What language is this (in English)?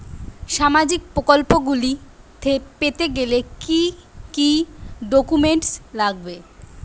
Bangla